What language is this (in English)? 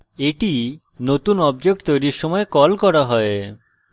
Bangla